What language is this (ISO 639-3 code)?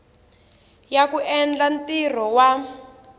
tso